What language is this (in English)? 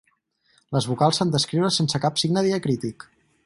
Catalan